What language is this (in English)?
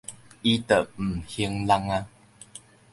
Min Nan Chinese